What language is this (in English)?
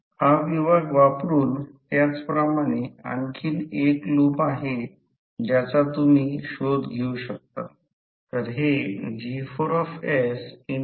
Marathi